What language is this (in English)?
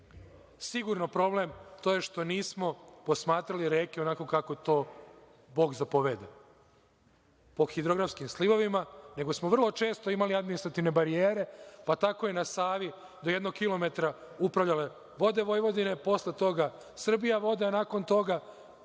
Serbian